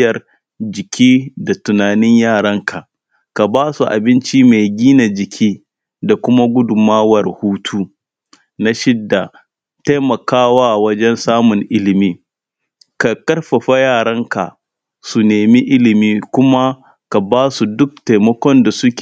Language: Hausa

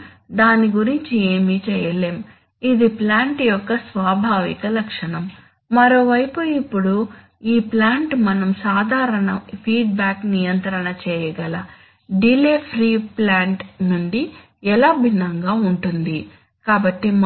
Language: Telugu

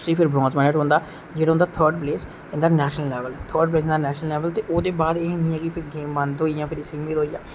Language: Dogri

